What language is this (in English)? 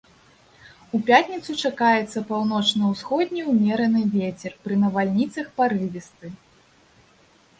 Belarusian